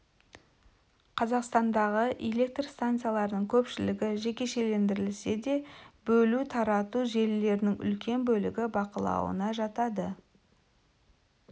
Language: Kazakh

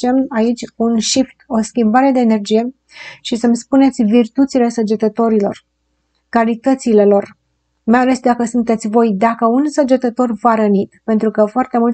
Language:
Romanian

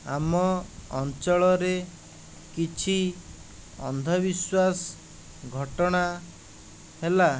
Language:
Odia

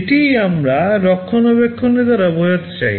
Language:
Bangla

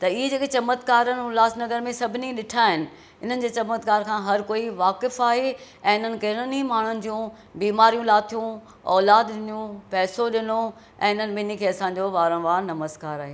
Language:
Sindhi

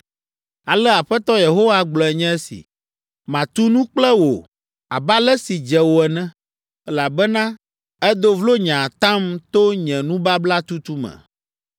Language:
Ewe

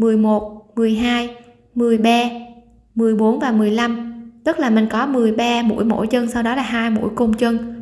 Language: Vietnamese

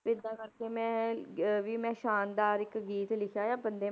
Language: Punjabi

